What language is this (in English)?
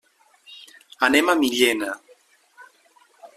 Catalan